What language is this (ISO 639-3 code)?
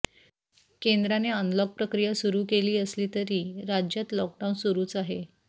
mar